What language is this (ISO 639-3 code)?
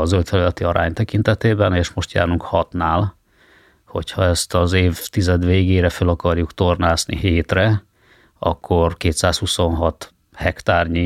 hun